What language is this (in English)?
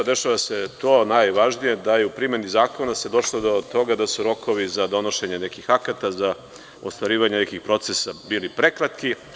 Serbian